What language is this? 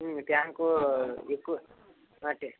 Telugu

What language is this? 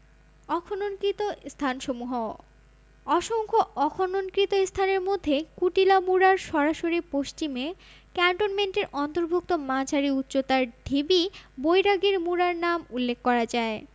Bangla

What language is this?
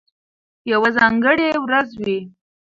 Pashto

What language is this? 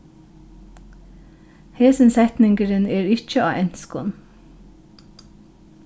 Faroese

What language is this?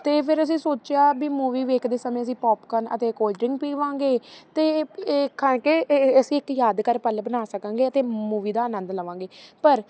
Punjabi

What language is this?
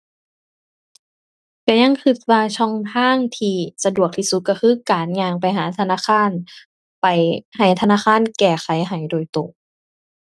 Thai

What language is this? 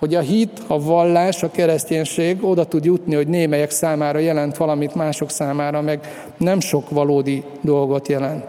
Hungarian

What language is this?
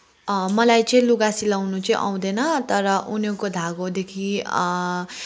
Nepali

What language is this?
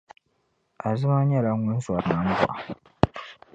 Dagbani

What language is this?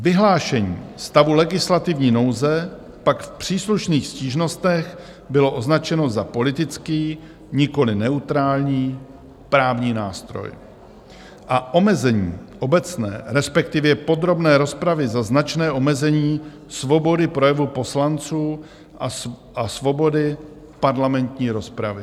Czech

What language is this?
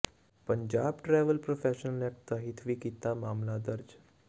Punjabi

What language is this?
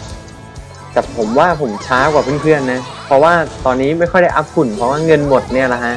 Thai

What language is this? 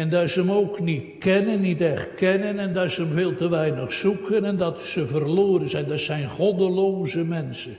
Dutch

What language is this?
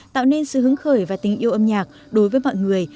Vietnamese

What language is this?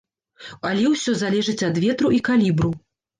Belarusian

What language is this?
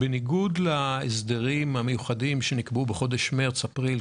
Hebrew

